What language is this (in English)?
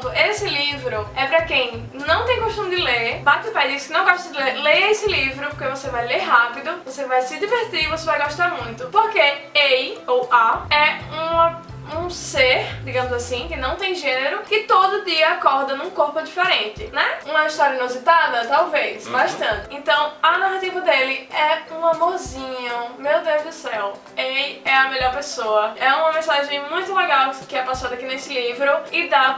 Portuguese